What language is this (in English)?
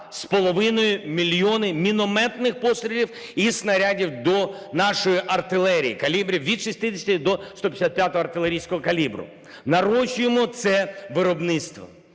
Ukrainian